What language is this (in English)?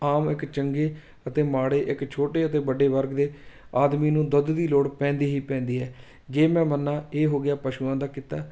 Punjabi